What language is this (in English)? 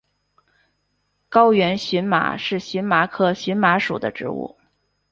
Chinese